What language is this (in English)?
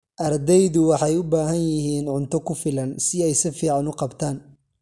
Somali